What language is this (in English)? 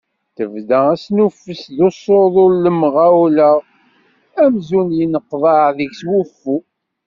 Kabyle